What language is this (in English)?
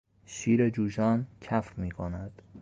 Persian